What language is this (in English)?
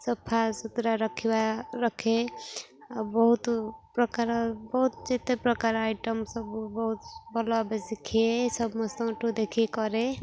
Odia